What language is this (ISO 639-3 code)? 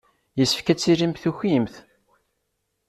kab